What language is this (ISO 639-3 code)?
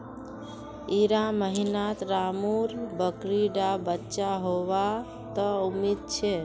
mag